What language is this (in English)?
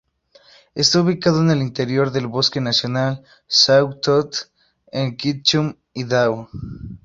Spanish